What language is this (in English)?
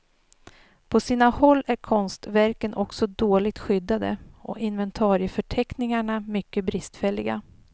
Swedish